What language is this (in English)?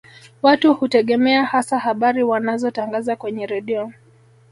Swahili